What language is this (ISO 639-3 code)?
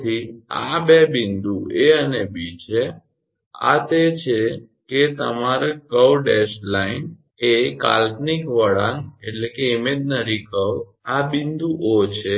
guj